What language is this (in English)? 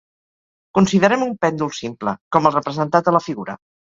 Catalan